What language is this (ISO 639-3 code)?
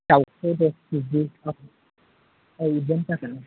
brx